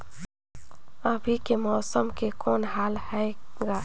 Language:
Chhattisgarhi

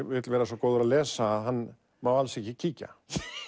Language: Icelandic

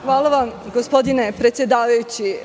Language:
Serbian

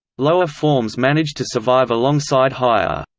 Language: English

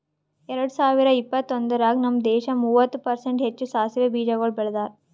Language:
Kannada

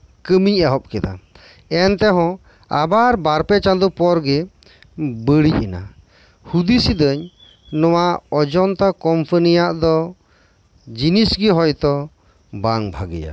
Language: Santali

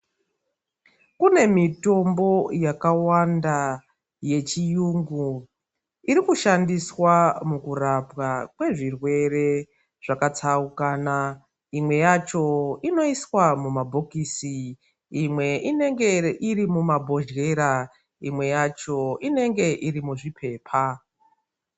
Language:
Ndau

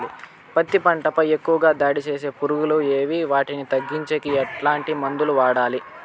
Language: Telugu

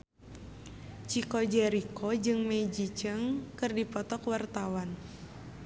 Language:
Sundanese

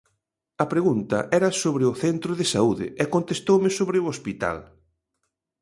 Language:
Galician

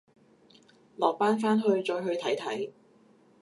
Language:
Cantonese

